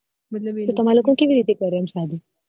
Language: Gujarati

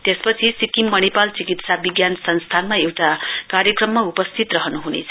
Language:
Nepali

